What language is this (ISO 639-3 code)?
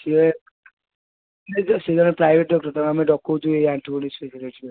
ori